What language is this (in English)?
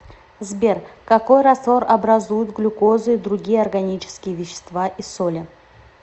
Russian